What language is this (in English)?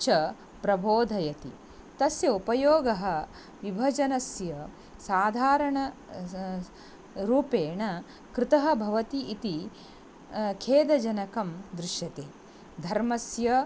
Sanskrit